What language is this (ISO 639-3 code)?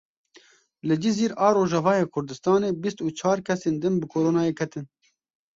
kur